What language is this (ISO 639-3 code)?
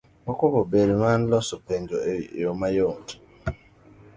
luo